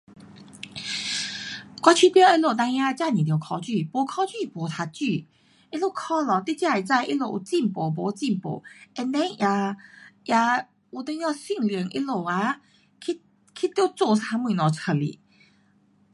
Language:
Pu-Xian Chinese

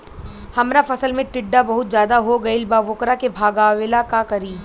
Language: Bhojpuri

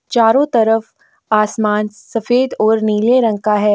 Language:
Hindi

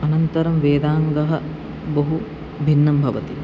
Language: Sanskrit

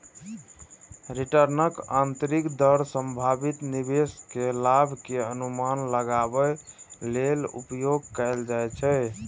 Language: Maithili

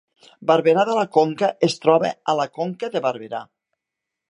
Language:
Catalan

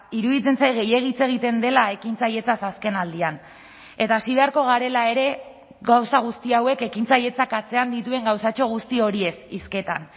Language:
Basque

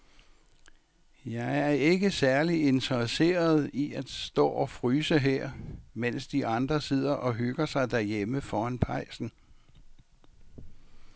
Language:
Danish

